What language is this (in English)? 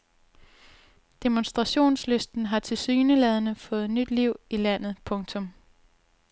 Danish